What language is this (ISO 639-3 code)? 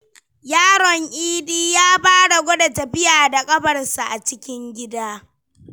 hau